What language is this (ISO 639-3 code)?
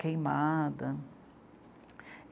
por